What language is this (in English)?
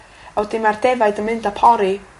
Welsh